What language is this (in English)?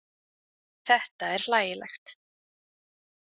Icelandic